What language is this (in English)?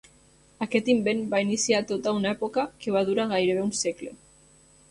Catalan